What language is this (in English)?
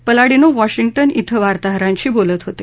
Marathi